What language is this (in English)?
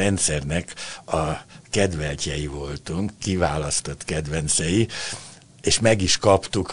Hungarian